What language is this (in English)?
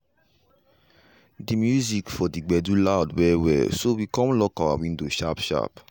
Nigerian Pidgin